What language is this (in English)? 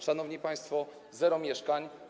Polish